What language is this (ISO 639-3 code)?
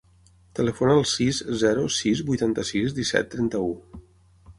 cat